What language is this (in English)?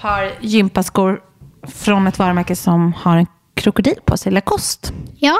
Swedish